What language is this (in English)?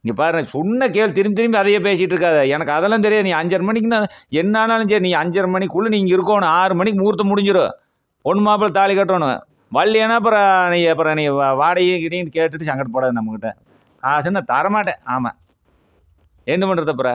Tamil